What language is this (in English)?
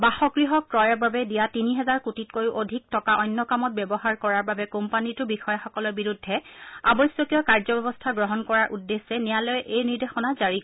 Assamese